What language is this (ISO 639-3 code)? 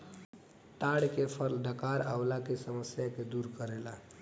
bho